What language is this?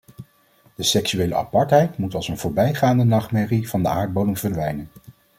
Dutch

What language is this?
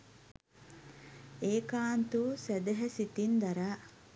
Sinhala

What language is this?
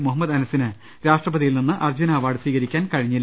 Malayalam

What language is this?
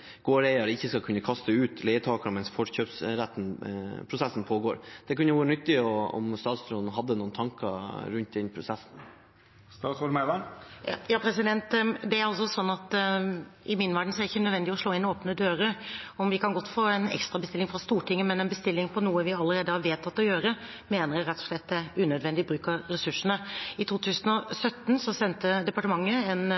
Norwegian Bokmål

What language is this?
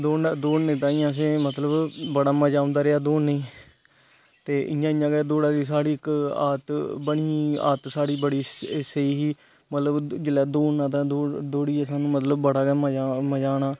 Dogri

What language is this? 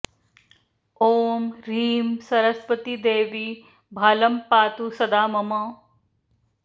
Sanskrit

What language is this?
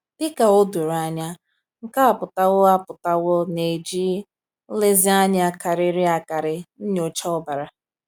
Igbo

